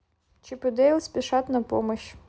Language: Russian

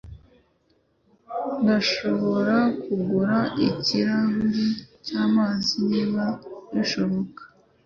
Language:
Kinyarwanda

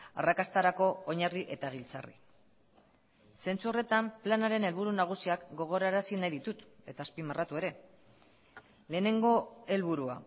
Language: Basque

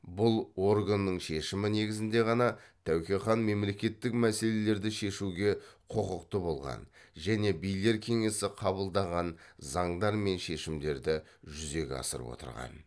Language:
Kazakh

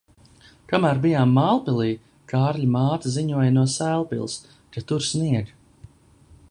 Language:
Latvian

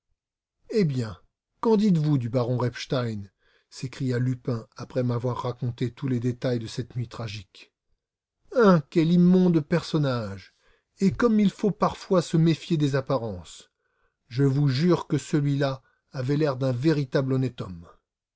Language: French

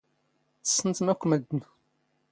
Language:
Standard Moroccan Tamazight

